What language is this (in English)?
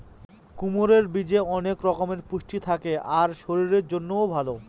Bangla